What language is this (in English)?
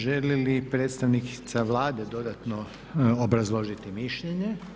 Croatian